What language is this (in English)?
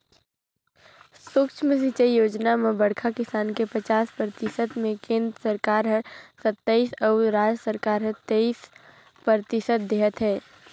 Chhattisgarhi